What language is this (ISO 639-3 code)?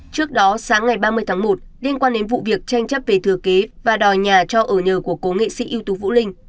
vie